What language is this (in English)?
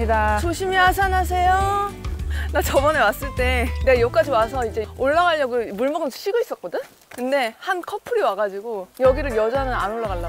Korean